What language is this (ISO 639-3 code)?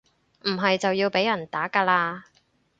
yue